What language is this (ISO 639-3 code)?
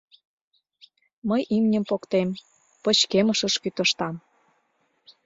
chm